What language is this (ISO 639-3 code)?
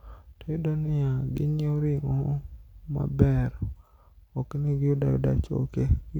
luo